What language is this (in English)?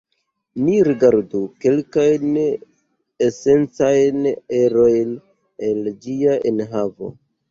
Esperanto